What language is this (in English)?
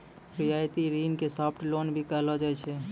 Maithili